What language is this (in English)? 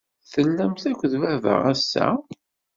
Kabyle